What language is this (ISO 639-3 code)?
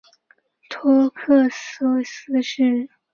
zho